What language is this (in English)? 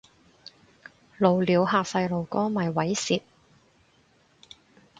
Cantonese